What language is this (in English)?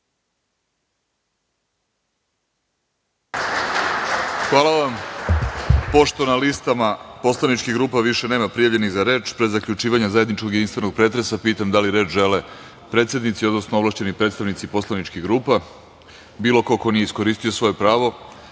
Serbian